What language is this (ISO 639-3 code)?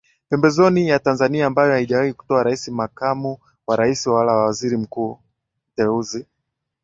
swa